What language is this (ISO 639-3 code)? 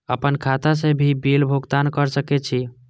mai